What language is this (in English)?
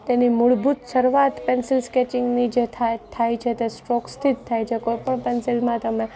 Gujarati